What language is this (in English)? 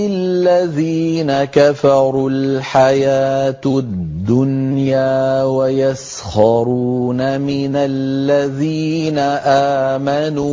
Arabic